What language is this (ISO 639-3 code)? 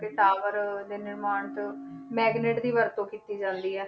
pan